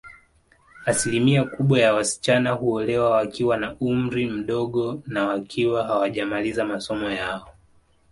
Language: Swahili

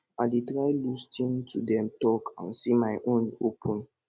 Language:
Nigerian Pidgin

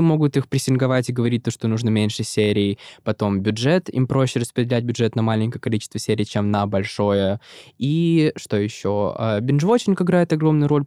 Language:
Russian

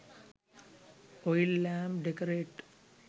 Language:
Sinhala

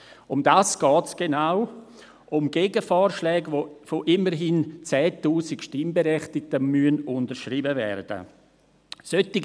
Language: Swiss German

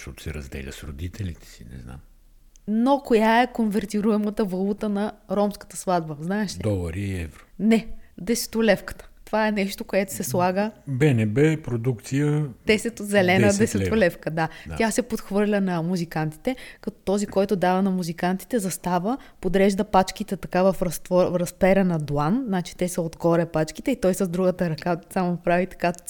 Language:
Bulgarian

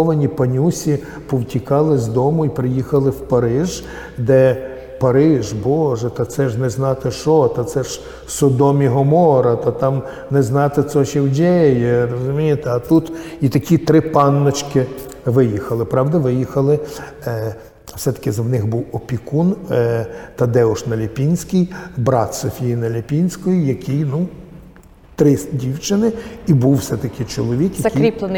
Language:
Ukrainian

